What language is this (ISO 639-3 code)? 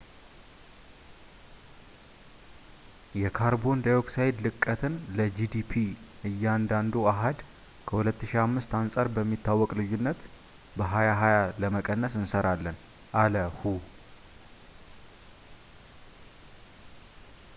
amh